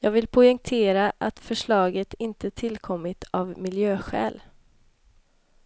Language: Swedish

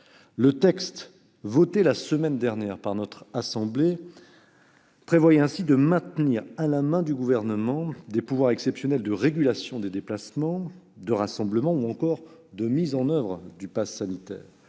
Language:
French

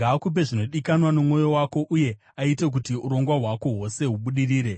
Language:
Shona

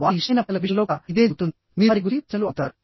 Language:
Telugu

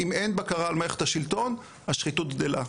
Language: Hebrew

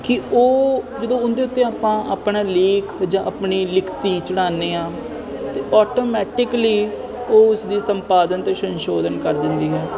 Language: Punjabi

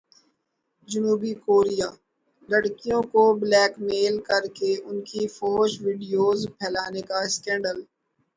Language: Urdu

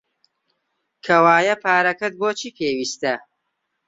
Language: Central Kurdish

